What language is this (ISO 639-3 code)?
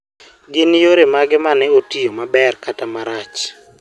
luo